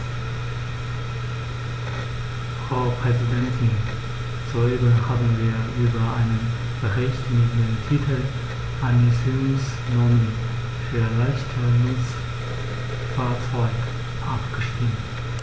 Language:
German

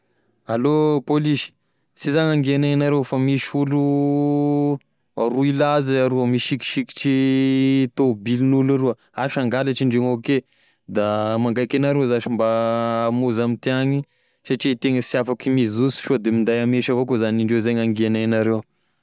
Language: Tesaka Malagasy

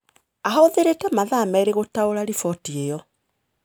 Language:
Kikuyu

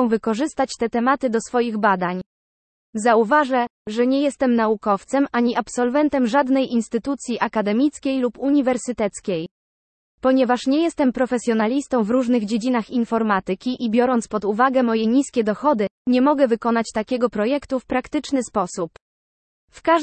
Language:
Polish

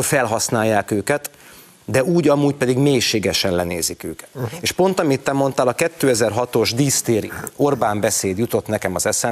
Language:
Hungarian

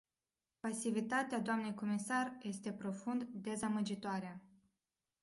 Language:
Romanian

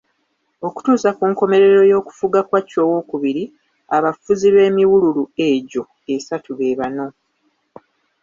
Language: Ganda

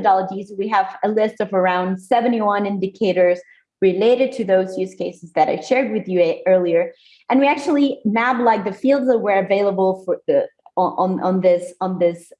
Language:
English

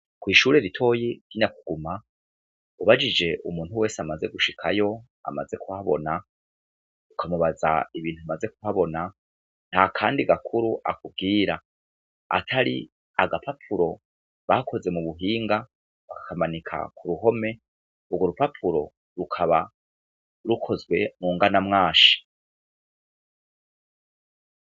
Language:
Rundi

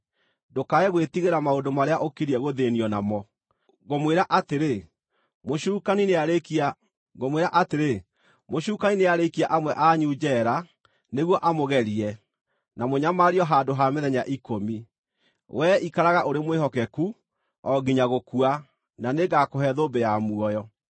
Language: Kikuyu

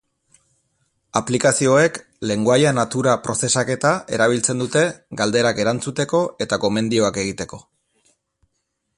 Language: Basque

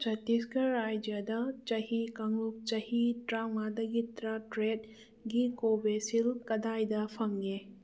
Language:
Manipuri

